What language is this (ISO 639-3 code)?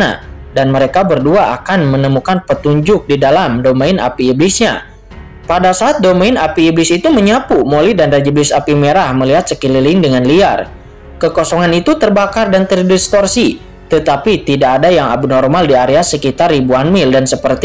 ind